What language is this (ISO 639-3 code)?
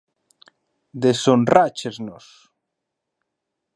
glg